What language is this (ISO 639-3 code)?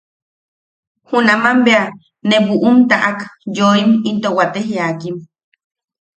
yaq